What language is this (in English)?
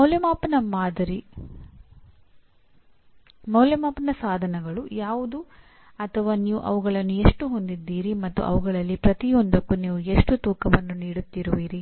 Kannada